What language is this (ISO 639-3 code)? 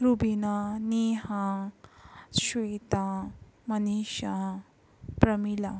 mar